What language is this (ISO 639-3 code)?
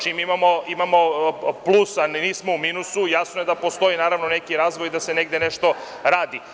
srp